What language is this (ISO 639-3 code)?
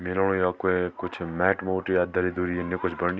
gbm